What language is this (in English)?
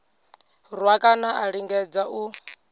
Venda